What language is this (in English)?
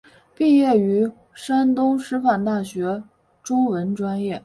Chinese